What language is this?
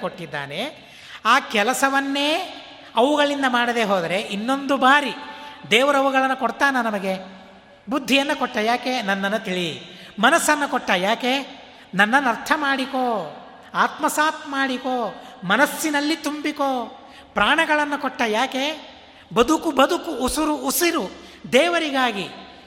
Kannada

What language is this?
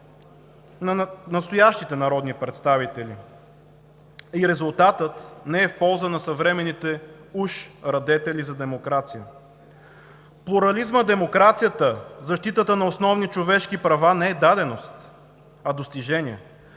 Bulgarian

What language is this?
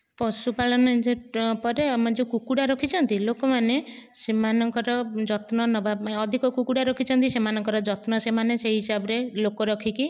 Odia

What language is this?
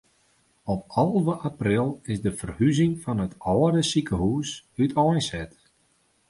Western Frisian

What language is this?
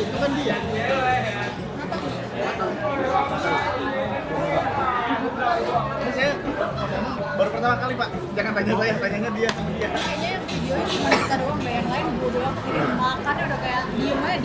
Indonesian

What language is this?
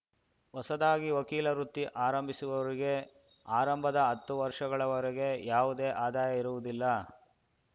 Kannada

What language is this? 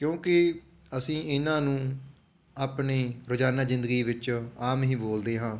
Punjabi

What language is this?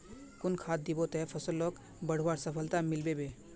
Magahi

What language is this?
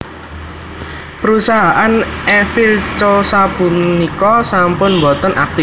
Javanese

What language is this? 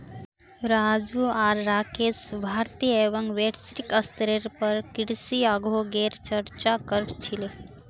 Magahi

